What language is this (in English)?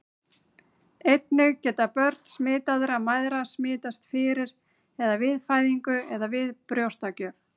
Icelandic